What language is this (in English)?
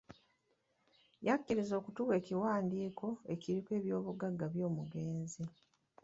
Ganda